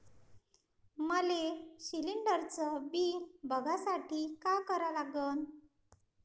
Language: Marathi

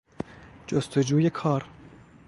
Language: Persian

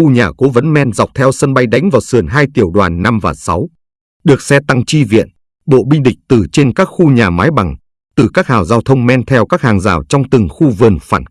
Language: Vietnamese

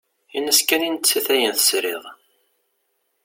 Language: Kabyle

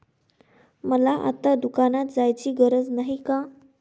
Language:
Marathi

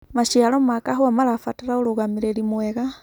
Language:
Kikuyu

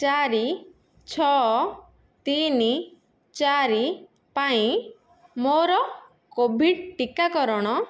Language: Odia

